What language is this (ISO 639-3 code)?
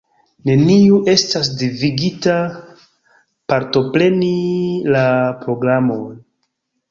epo